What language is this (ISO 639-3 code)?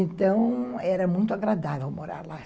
por